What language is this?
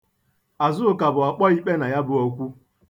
Igbo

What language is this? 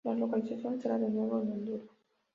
Spanish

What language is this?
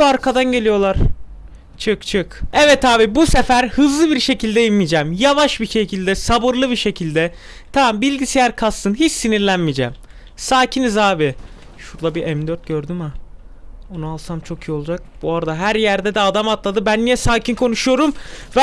Turkish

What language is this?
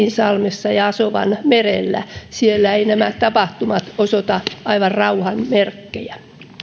Finnish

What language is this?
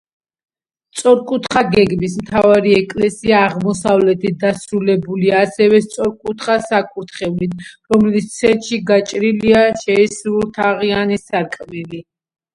Georgian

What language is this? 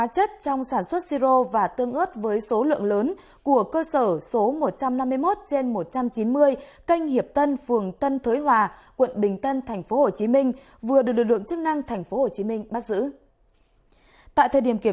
Vietnamese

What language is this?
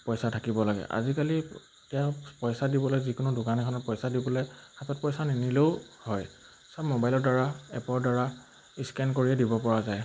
Assamese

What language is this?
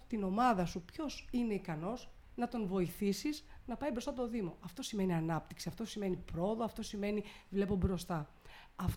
Greek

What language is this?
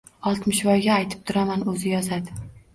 Uzbek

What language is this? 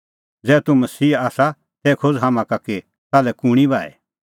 Kullu Pahari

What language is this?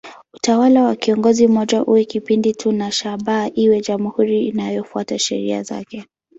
Swahili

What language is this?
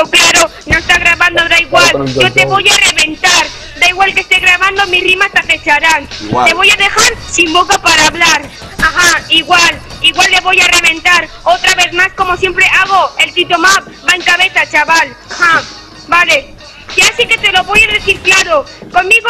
Spanish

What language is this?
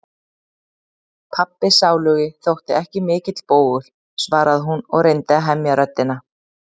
Icelandic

